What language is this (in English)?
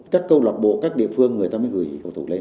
Vietnamese